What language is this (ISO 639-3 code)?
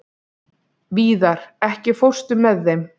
isl